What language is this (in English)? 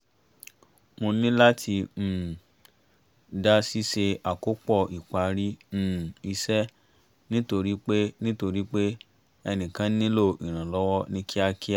Yoruba